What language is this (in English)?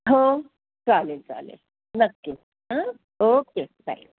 Marathi